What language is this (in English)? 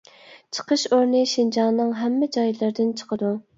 Uyghur